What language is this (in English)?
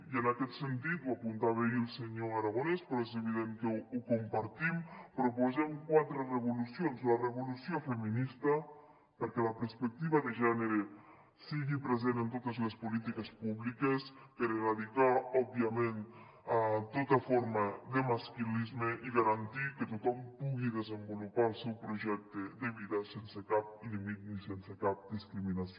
Catalan